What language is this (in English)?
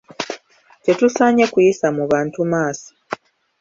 Ganda